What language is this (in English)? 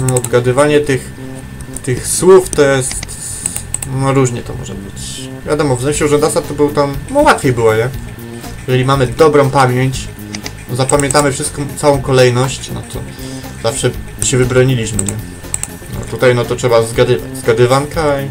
Polish